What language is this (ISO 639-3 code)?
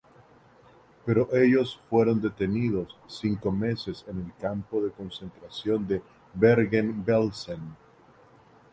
spa